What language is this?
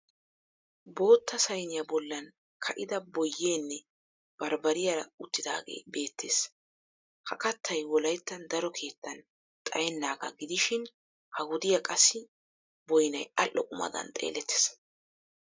Wolaytta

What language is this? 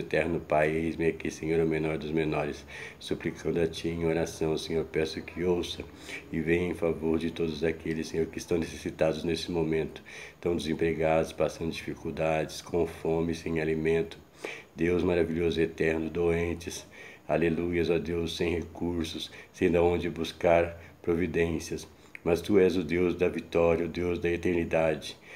Portuguese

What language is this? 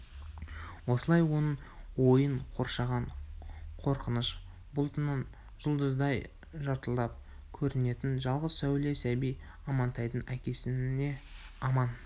Kazakh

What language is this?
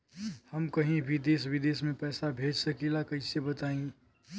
Bhojpuri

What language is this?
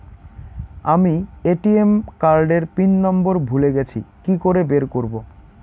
Bangla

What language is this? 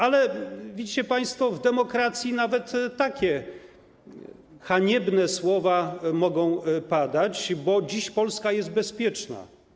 Polish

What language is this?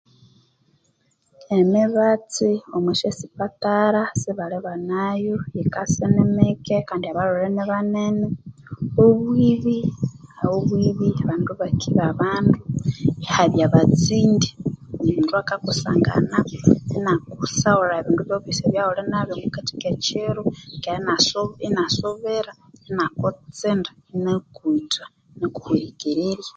Konzo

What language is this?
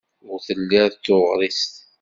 Kabyle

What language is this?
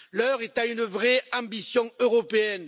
French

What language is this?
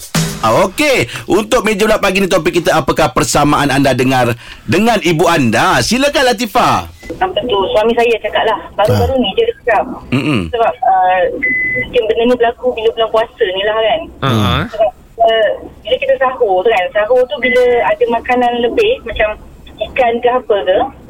Malay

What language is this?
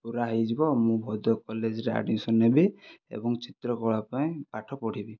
Odia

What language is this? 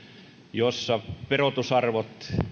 Finnish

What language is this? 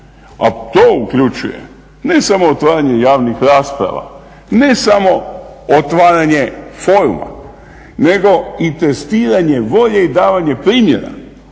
Croatian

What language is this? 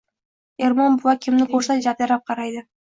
Uzbek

